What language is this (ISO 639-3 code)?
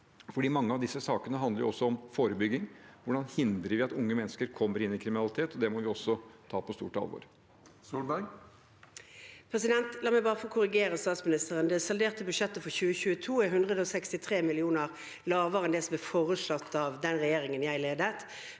nor